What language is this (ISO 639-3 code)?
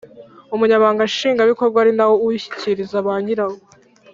kin